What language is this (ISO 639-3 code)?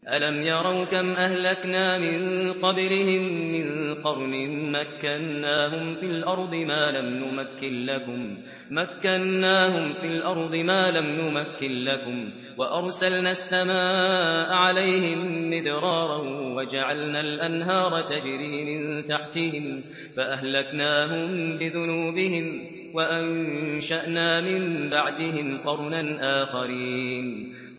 ara